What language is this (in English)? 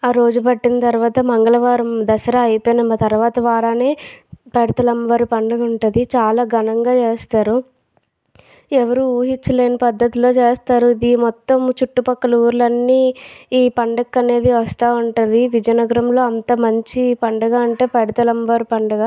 Telugu